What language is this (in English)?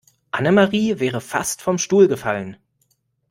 German